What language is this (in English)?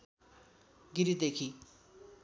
Nepali